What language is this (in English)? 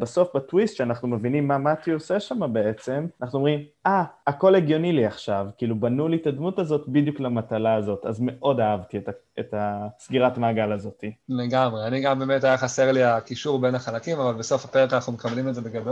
Hebrew